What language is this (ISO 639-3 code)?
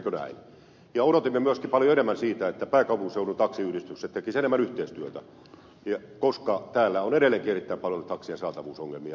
fin